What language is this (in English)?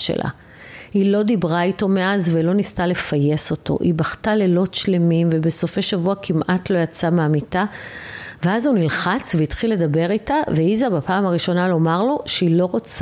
Hebrew